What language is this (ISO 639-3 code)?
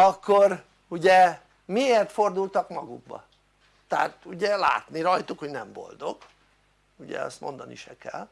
hun